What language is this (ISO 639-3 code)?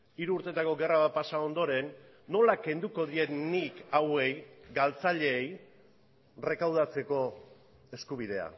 eus